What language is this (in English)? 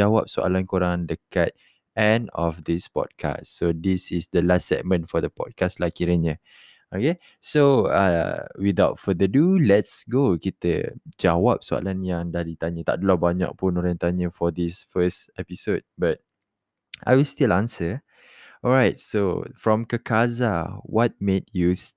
Malay